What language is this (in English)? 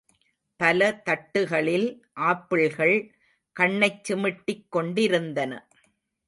Tamil